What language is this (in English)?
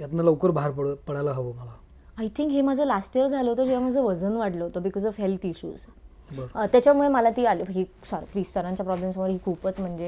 Marathi